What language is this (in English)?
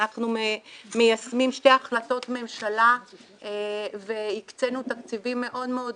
Hebrew